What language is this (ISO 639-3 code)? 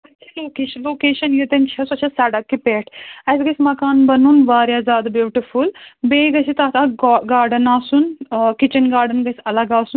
kas